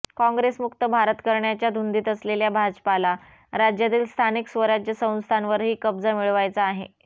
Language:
Marathi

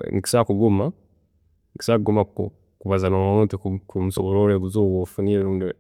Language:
Tooro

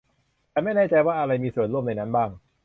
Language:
Thai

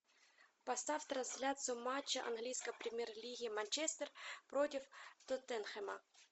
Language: Russian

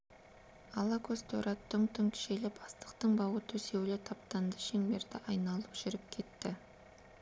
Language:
Kazakh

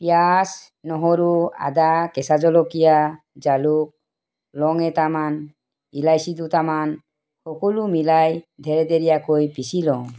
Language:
Assamese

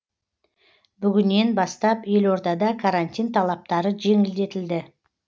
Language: Kazakh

